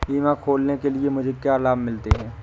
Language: Hindi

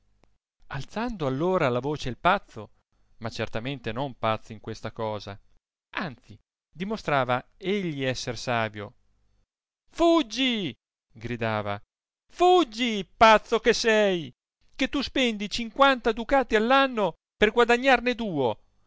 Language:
Italian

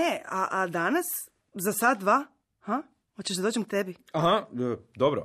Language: Croatian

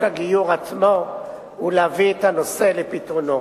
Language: Hebrew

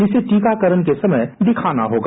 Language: Hindi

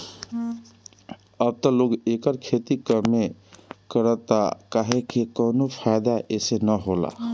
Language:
Bhojpuri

